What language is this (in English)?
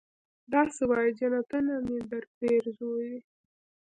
Pashto